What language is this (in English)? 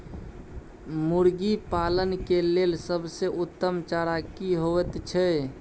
Maithili